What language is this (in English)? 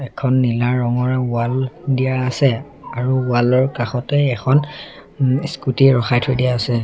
Assamese